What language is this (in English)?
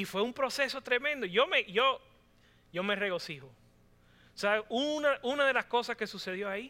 Spanish